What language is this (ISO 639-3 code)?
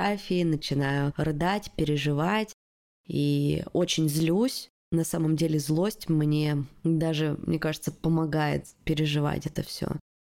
rus